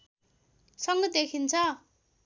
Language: Nepali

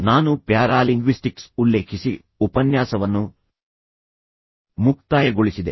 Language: Kannada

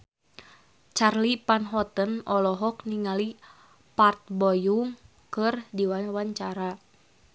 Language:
Sundanese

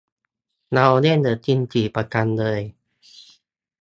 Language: Thai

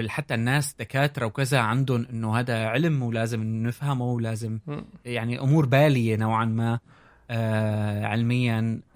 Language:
Arabic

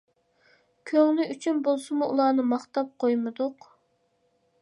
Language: Uyghur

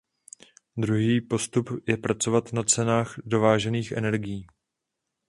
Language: Czech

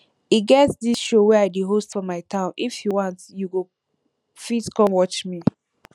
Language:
Nigerian Pidgin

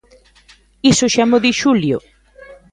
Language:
Galician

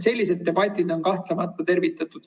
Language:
Estonian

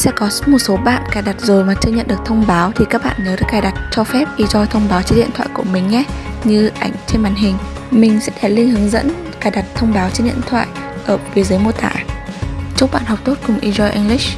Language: Vietnamese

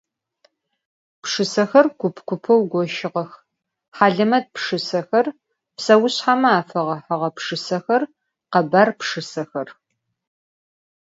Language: Adyghe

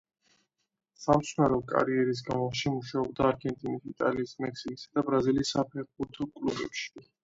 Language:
Georgian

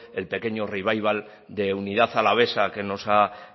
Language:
Spanish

